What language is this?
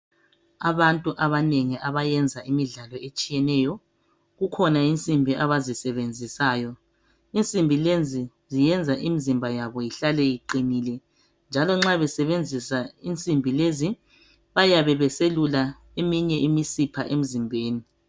North Ndebele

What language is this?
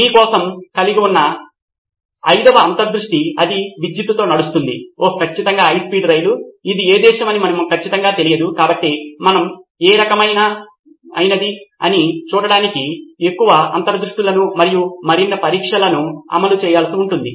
Telugu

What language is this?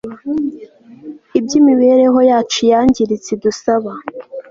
Kinyarwanda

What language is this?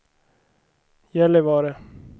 Swedish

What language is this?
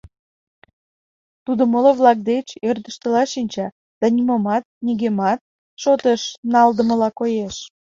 Mari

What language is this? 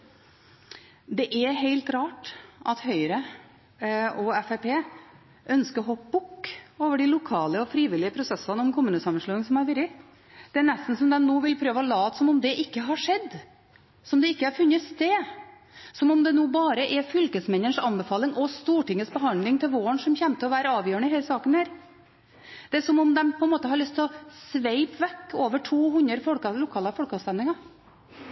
Norwegian Bokmål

